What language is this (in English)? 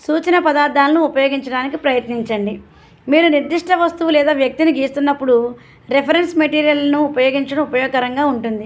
Telugu